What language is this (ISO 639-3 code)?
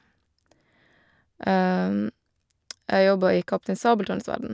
nor